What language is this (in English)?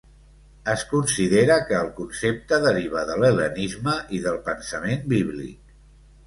Catalan